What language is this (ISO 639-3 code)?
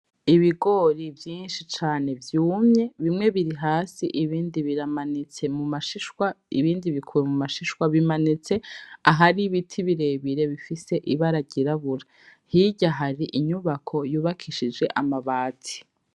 run